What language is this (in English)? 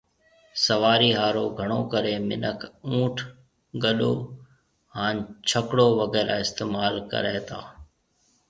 Marwari (Pakistan)